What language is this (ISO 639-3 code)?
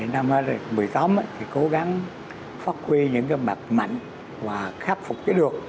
vie